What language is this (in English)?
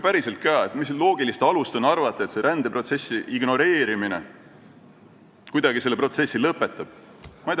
Estonian